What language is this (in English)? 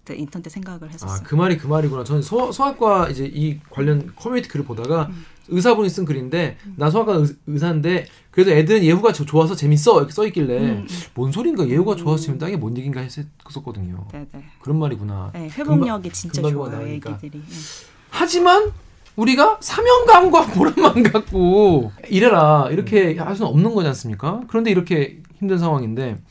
Korean